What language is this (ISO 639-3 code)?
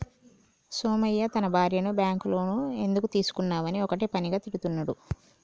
tel